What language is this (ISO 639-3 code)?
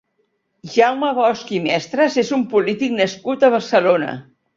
cat